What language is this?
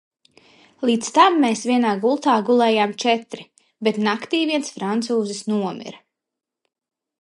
Latvian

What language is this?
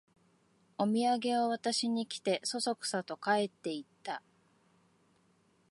Japanese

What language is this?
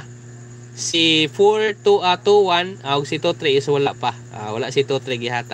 Filipino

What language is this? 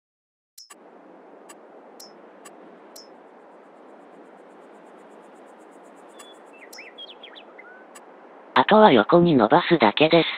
Japanese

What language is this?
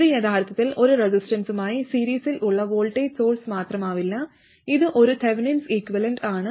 Malayalam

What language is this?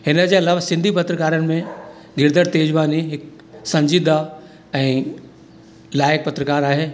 Sindhi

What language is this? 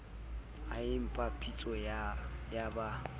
Southern Sotho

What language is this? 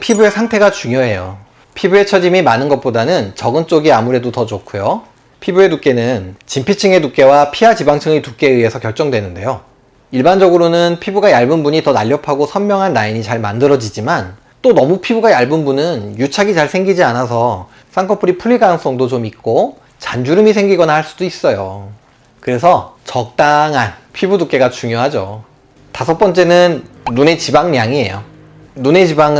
Korean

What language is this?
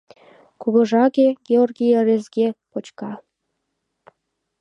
Mari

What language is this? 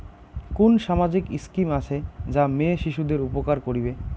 Bangla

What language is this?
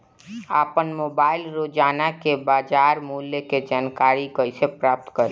Bhojpuri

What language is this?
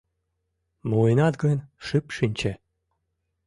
Mari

